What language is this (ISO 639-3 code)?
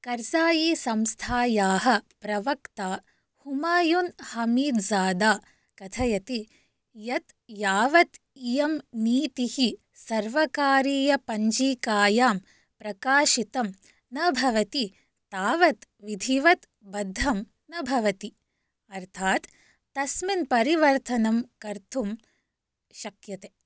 san